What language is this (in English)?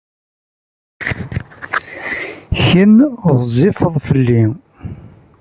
Kabyle